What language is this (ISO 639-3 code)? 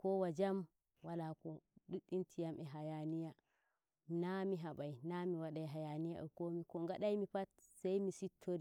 fuv